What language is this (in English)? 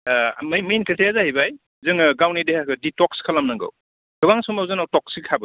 Bodo